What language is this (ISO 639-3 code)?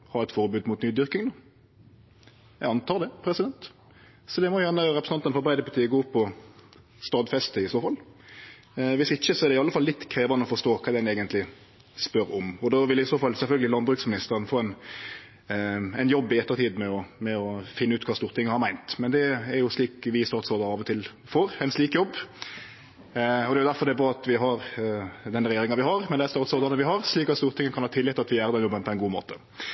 nno